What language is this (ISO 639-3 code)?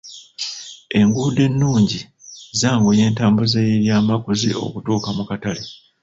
lug